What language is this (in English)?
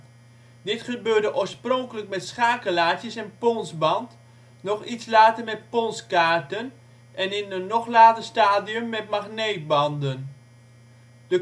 Dutch